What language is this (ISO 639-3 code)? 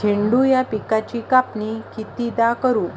mar